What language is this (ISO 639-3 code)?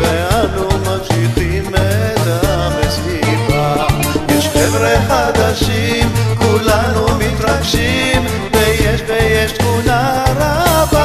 heb